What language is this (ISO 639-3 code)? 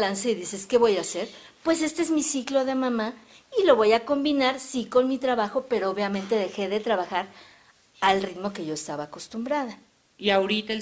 spa